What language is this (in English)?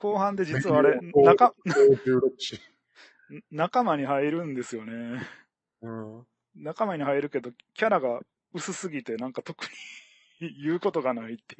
Japanese